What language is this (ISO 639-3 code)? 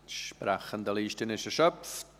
gsw